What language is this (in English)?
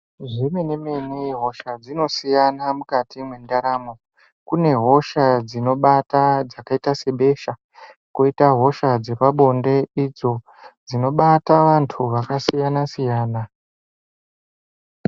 Ndau